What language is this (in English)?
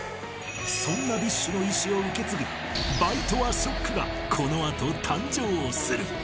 Japanese